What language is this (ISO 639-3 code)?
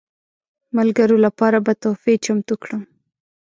pus